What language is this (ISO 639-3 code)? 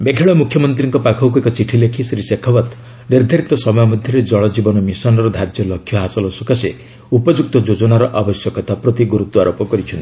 ori